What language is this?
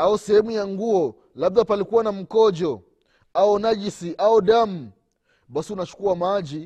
Swahili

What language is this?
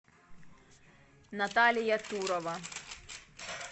Russian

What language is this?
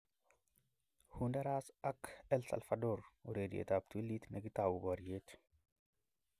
Kalenjin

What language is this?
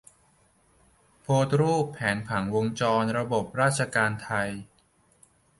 Thai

